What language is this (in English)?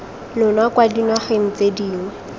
Tswana